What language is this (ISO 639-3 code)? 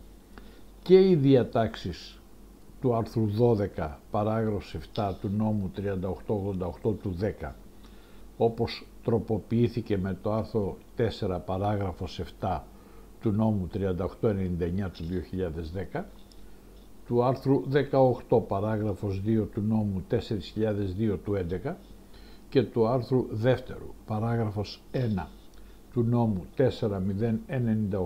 ell